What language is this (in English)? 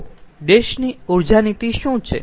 Gujarati